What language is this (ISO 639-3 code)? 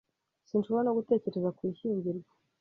kin